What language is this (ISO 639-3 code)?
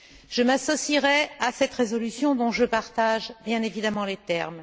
fra